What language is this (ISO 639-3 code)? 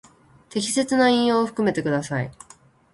jpn